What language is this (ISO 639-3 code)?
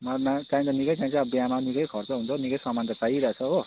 nep